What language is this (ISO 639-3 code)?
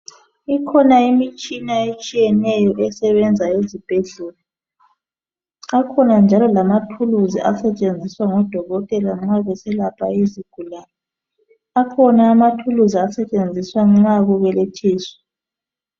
nde